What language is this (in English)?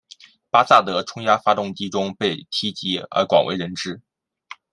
Chinese